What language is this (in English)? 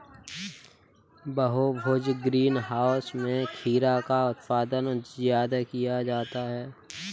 Hindi